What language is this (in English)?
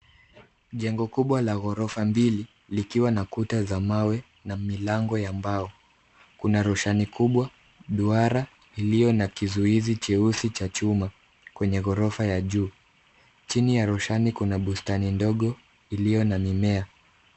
Swahili